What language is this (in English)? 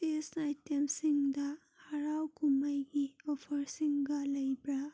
Manipuri